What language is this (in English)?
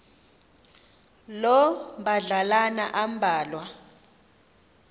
Xhosa